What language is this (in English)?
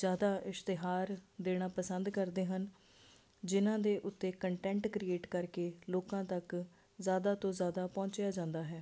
Punjabi